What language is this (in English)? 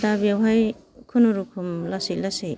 Bodo